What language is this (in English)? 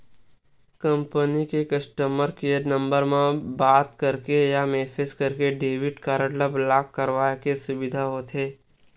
Chhattisgarhi